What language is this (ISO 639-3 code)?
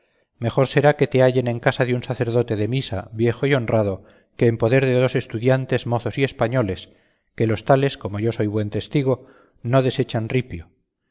spa